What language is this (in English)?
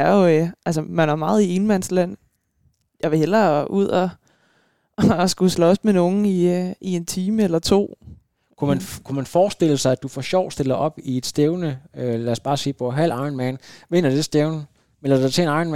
Danish